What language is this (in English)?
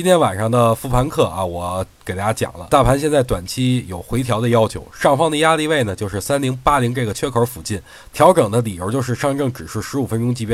Chinese